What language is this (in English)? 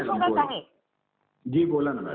Marathi